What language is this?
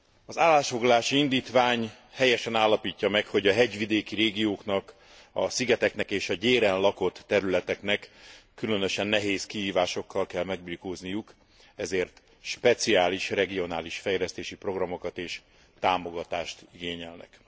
Hungarian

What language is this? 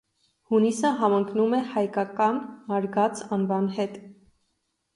Armenian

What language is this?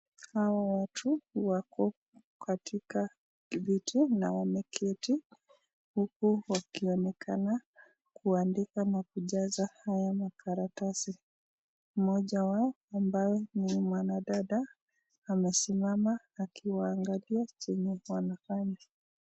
Swahili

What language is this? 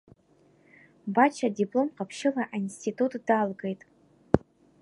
Abkhazian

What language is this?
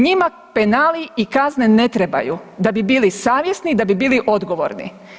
Croatian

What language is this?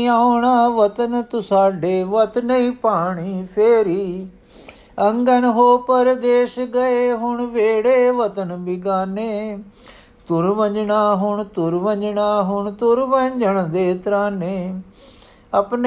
Punjabi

